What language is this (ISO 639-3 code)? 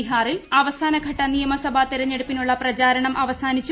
mal